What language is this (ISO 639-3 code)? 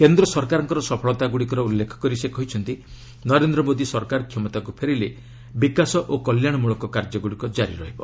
ori